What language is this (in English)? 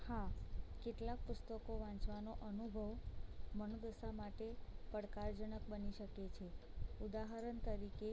Gujarati